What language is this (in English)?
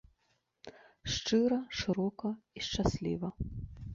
Belarusian